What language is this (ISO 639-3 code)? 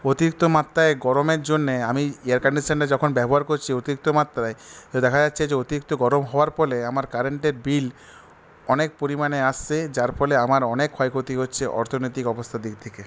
ben